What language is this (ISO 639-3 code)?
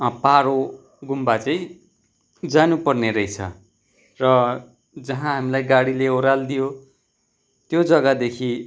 nep